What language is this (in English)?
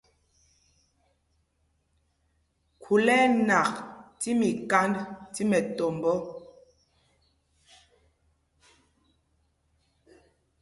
Mpumpong